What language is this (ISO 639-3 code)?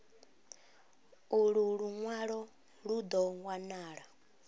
ven